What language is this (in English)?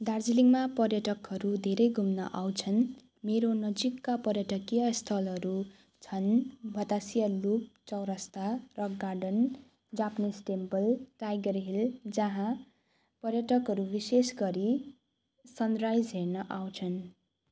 Nepali